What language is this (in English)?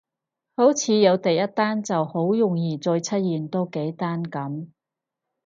Cantonese